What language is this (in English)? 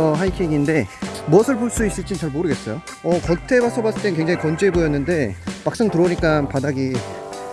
Korean